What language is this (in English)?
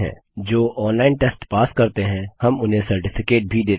Hindi